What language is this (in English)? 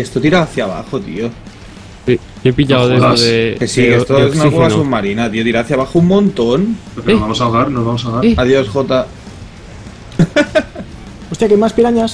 Spanish